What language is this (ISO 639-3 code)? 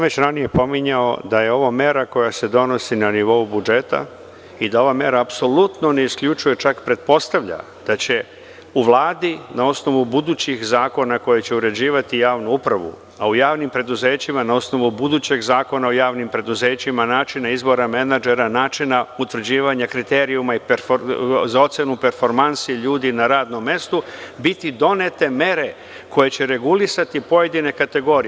srp